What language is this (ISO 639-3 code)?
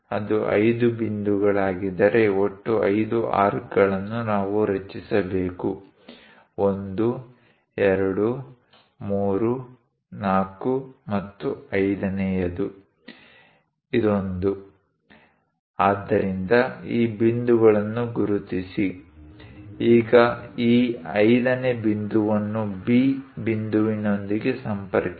kan